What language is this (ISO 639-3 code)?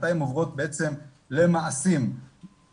heb